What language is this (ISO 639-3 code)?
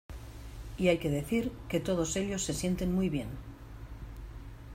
spa